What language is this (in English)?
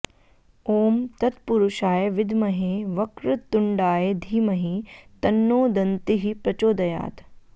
Sanskrit